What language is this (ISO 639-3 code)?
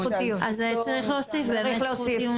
heb